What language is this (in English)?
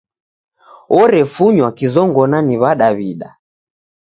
Taita